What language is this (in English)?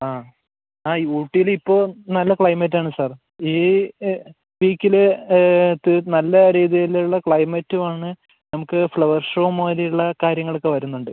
Malayalam